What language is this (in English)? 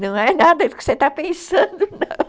Portuguese